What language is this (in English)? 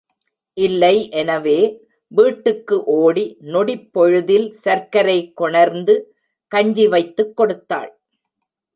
Tamil